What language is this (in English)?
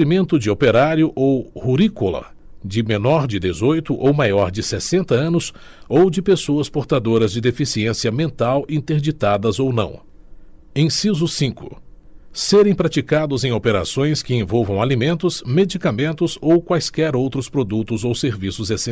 Portuguese